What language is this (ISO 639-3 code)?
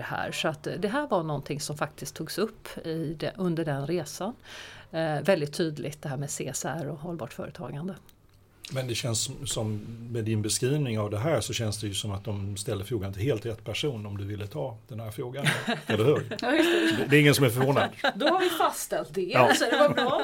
swe